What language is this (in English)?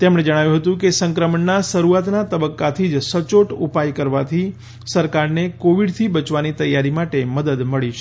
Gujarati